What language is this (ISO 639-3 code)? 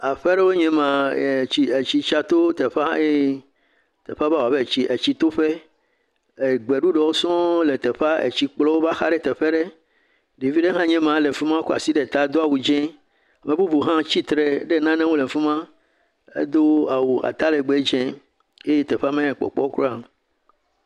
ewe